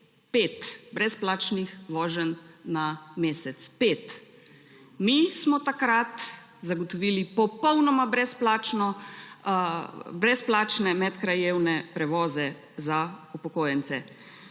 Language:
Slovenian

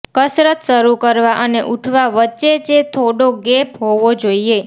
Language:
Gujarati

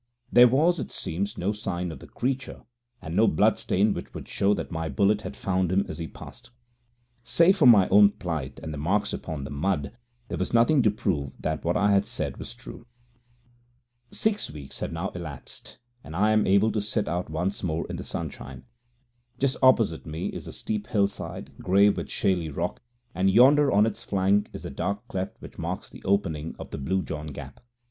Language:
English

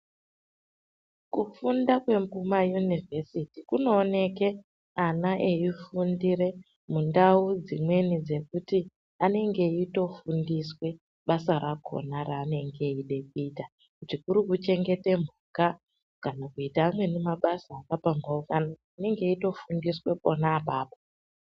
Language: Ndau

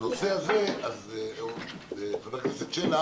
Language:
Hebrew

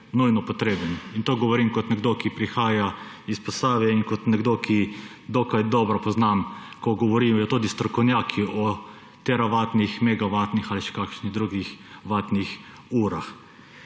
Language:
Slovenian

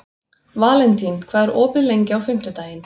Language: Icelandic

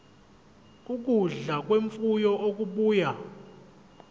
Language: Zulu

